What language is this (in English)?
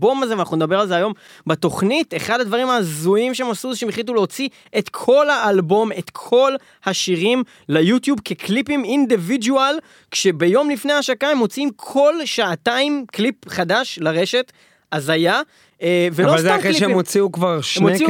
Hebrew